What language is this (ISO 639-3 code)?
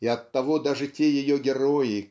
rus